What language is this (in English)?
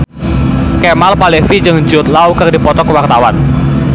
Sundanese